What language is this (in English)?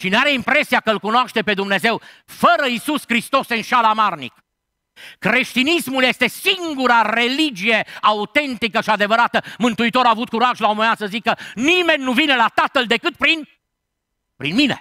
Romanian